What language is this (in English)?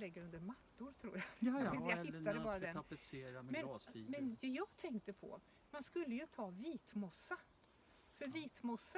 Swedish